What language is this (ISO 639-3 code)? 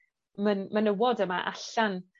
cym